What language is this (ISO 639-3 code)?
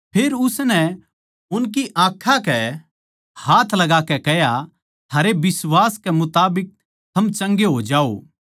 bgc